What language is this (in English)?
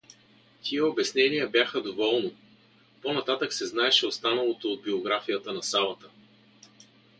Bulgarian